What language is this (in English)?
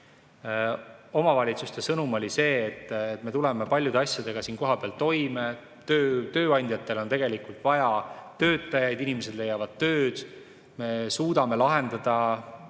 Estonian